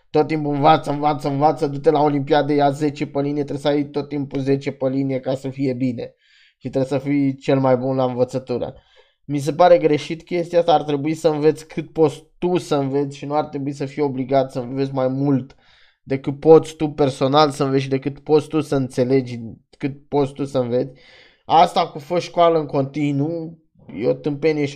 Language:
Romanian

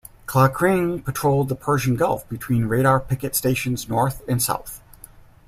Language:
English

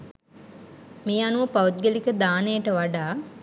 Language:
Sinhala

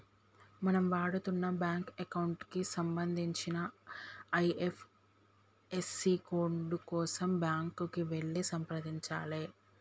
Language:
Telugu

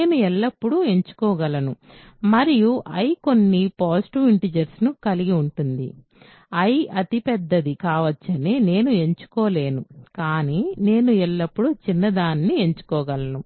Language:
Telugu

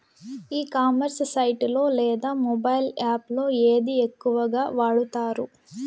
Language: Telugu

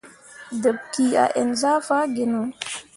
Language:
Mundang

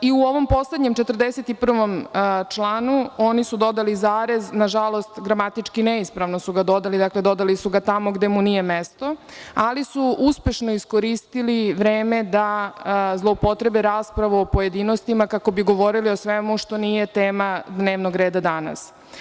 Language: Serbian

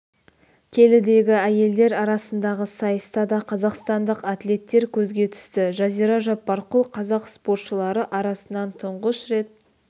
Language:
Kazakh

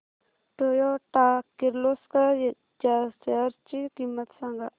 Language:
Marathi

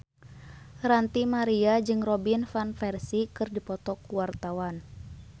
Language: Sundanese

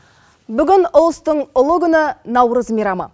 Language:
Kazakh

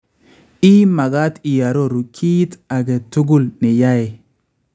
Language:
Kalenjin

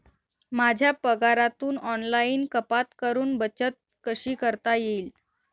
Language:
Marathi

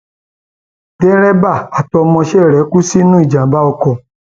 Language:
Yoruba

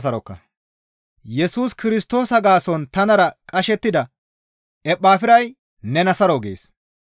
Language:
Gamo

